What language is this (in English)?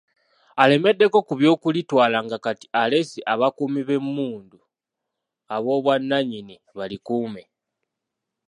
Ganda